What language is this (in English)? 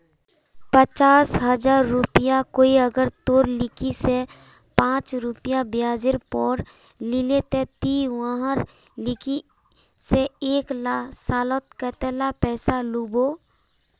Magahi